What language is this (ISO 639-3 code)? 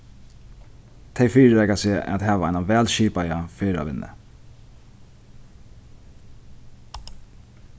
fao